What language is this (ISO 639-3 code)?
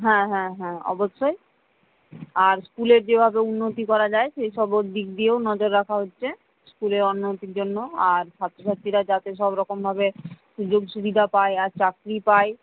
ben